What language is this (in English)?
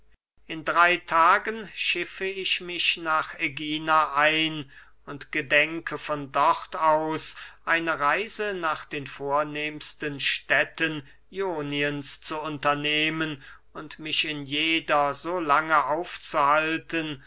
German